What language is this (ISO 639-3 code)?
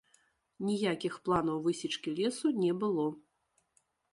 bel